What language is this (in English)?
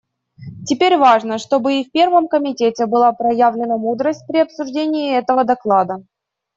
Russian